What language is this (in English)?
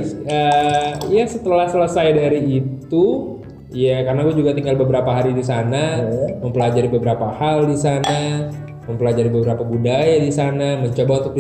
Indonesian